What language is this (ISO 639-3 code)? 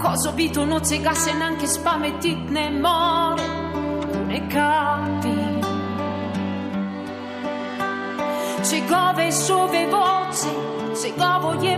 hrv